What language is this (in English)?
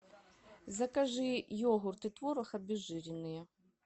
Russian